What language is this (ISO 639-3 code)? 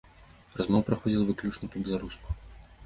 bel